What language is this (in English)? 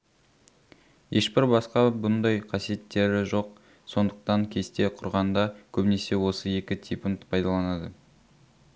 Kazakh